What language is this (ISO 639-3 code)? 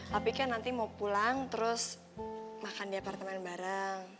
ind